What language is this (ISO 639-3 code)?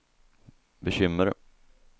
swe